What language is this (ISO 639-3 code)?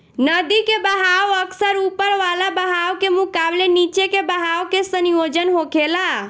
bho